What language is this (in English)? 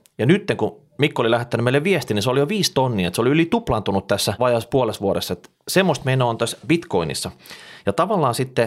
Finnish